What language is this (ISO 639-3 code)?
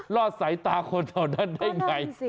tha